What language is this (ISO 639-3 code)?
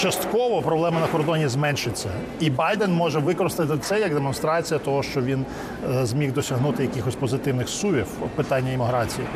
ukr